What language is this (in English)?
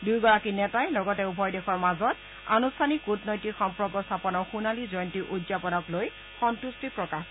Assamese